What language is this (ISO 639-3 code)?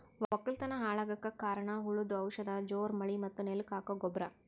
kan